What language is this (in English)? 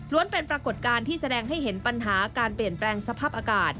Thai